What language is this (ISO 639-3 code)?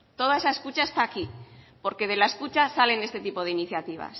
spa